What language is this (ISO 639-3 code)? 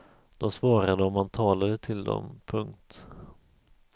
swe